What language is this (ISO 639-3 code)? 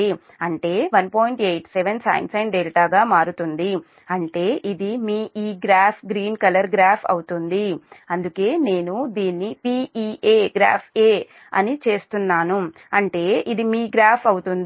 tel